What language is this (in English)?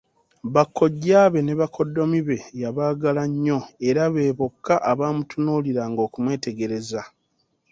Ganda